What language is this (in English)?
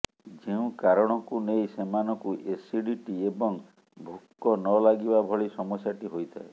Odia